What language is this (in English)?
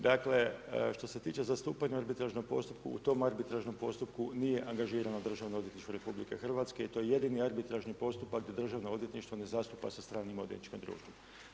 Croatian